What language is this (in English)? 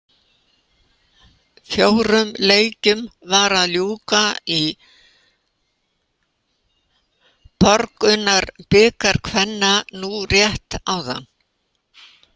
Icelandic